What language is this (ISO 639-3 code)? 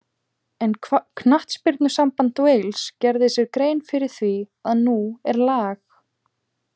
isl